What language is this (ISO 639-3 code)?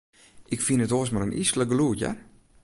fry